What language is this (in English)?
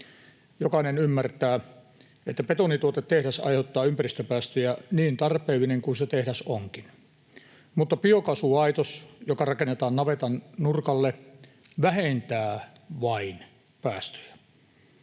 Finnish